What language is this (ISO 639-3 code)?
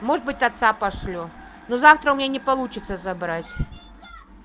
rus